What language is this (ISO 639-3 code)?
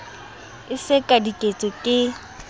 sot